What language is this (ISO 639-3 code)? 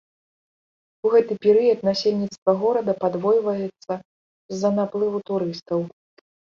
bel